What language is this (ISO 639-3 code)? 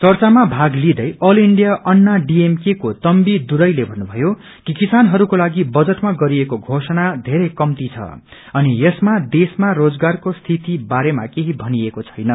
nep